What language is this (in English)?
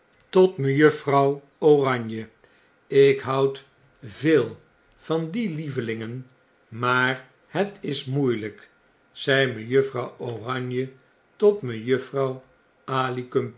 Dutch